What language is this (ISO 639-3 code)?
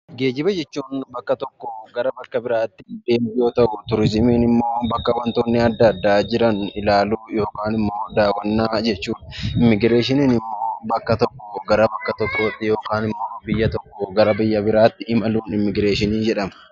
orm